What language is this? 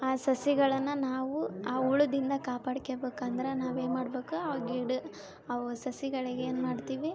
Kannada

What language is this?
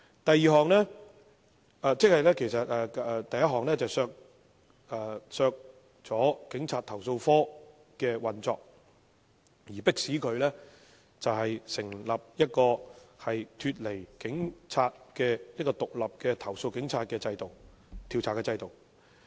Cantonese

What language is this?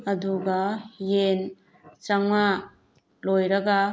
Manipuri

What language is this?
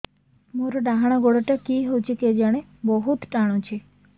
Odia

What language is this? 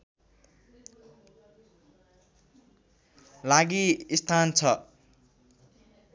Nepali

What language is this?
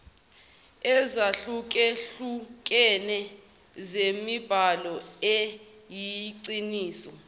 Zulu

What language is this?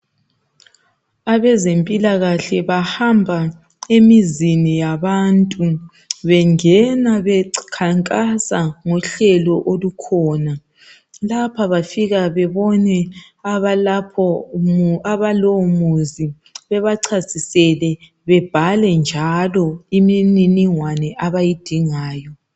North Ndebele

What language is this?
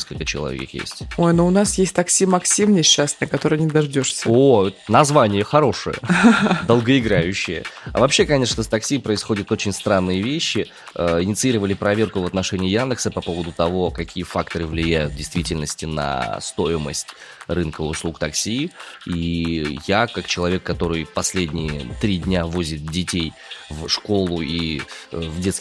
Russian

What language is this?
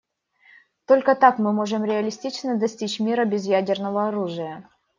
Russian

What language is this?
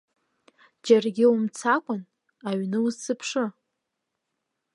Abkhazian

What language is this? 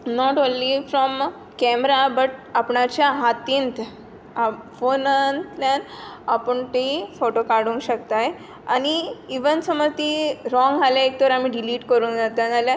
Konkani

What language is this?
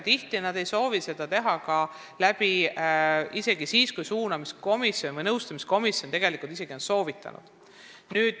Estonian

